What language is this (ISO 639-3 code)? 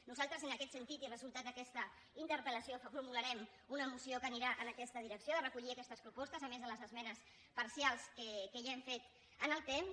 cat